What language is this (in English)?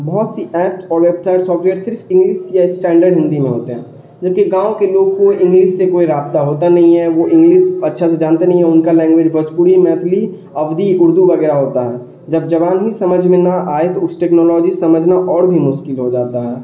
Urdu